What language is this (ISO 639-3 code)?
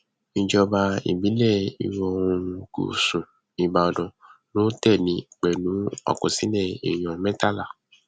yor